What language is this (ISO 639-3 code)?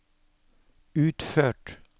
nor